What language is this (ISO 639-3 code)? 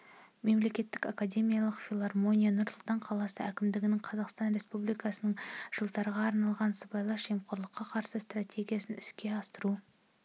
kaz